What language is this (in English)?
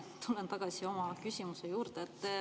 Estonian